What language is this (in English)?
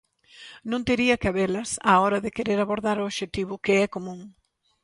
Galician